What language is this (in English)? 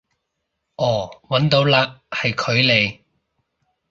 Cantonese